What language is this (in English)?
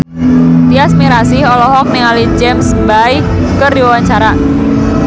Sundanese